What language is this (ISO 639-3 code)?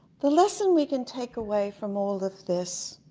eng